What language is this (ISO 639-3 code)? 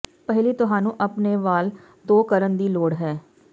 pan